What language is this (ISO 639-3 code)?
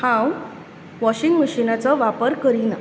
kok